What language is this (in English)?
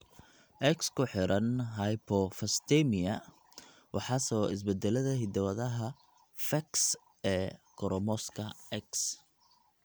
Somali